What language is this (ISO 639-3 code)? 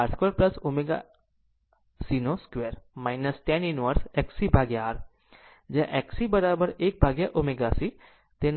guj